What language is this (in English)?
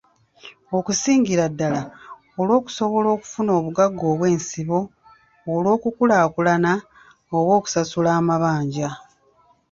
Ganda